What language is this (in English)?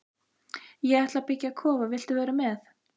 Icelandic